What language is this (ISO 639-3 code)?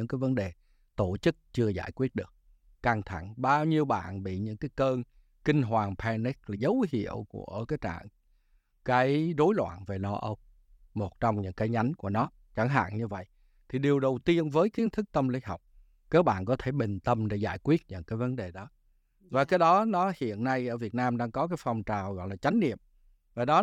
vie